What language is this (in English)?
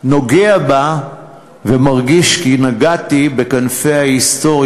Hebrew